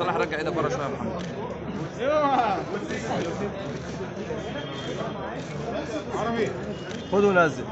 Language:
Arabic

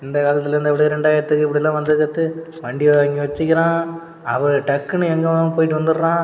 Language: Tamil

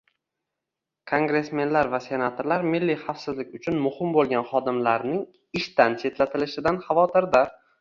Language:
Uzbek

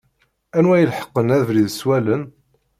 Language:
Kabyle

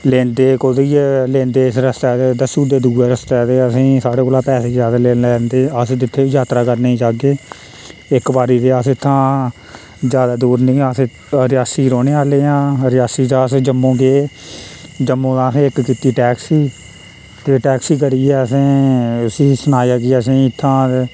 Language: Dogri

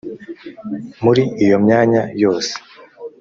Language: Kinyarwanda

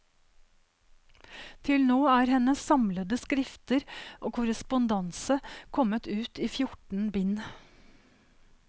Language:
Norwegian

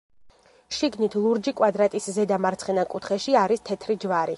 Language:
Georgian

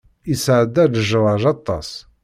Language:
Kabyle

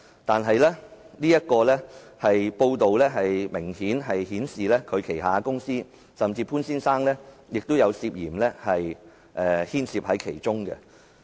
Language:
Cantonese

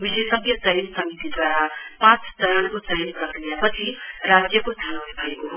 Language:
Nepali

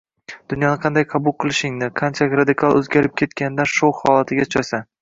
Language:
Uzbek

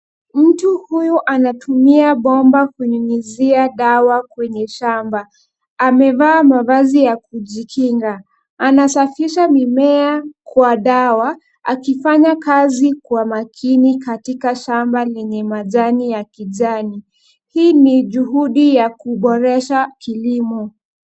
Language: Swahili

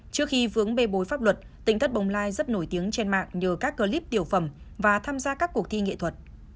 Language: Vietnamese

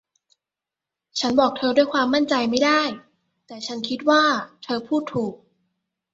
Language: Thai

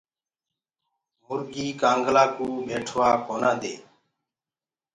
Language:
Gurgula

